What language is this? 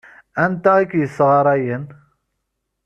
Kabyle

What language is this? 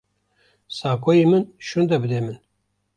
Kurdish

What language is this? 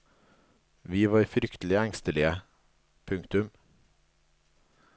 Norwegian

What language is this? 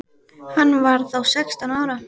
Icelandic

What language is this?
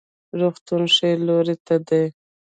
Pashto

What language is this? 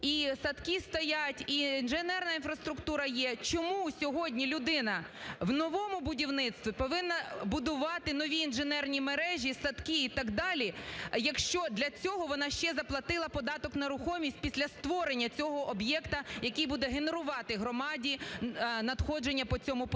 Ukrainian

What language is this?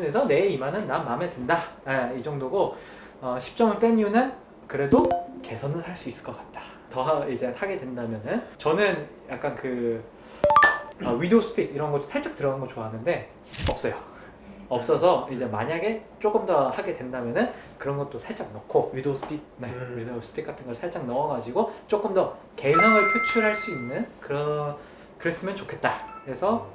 Korean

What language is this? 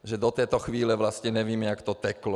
Czech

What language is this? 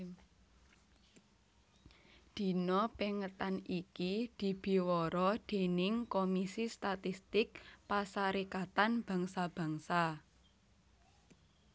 Javanese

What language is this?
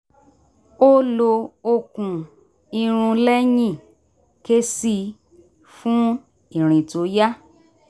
Yoruba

